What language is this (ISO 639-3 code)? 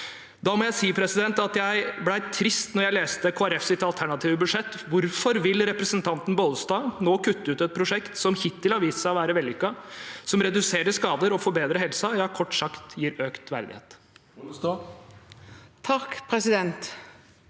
nor